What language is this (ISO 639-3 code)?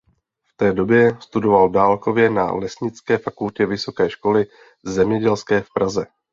ces